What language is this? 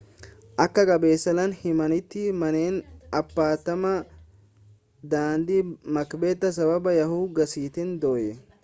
Oromo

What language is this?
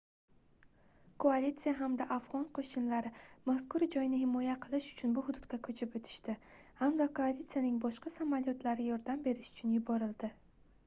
Uzbek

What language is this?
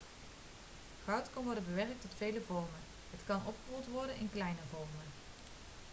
Dutch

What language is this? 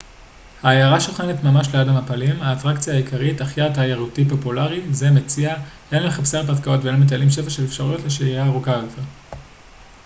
Hebrew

